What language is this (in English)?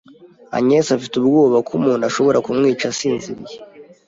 Kinyarwanda